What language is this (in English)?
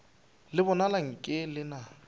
Northern Sotho